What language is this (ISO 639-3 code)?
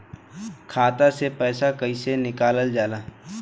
bho